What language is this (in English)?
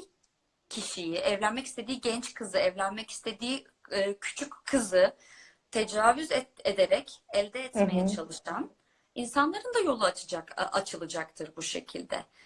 Turkish